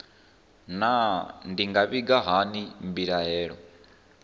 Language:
Venda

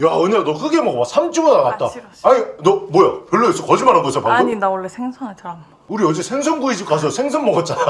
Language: Korean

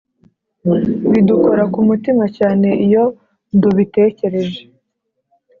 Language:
Kinyarwanda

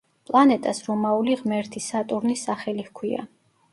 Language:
Georgian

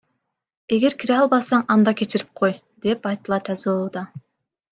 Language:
Kyrgyz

